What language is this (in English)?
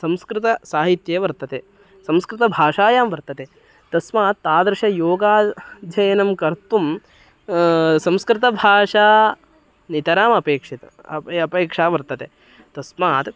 Sanskrit